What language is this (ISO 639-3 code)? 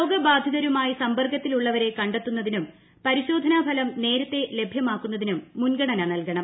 mal